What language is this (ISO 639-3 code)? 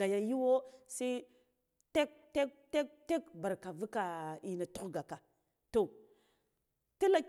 gdf